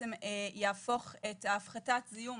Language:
Hebrew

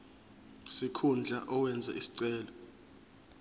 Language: Zulu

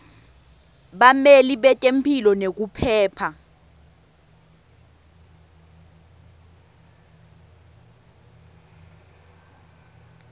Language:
Swati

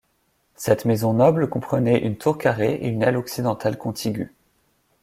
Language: French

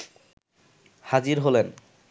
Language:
Bangla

